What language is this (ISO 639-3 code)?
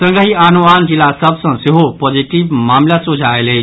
mai